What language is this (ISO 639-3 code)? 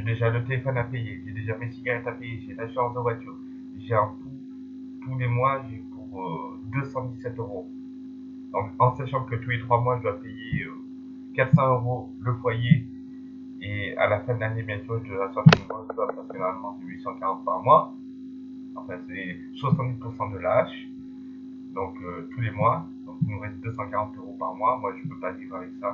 fra